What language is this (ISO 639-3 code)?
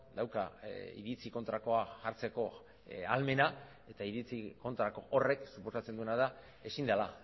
eus